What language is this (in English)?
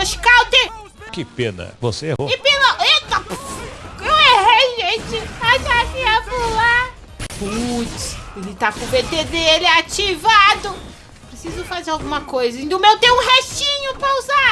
Portuguese